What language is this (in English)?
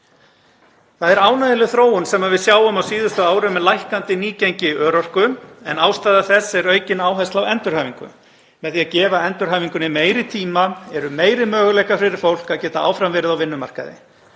Icelandic